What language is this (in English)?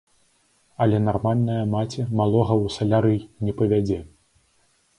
Belarusian